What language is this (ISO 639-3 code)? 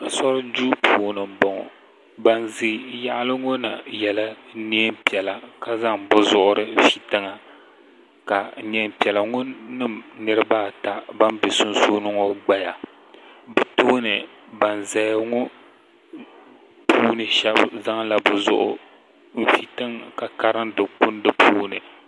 dag